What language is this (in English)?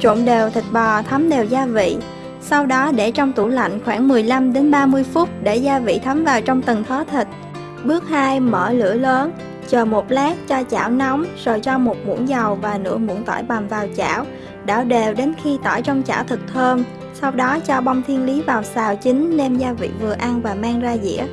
Vietnamese